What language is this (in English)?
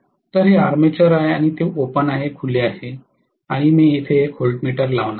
Marathi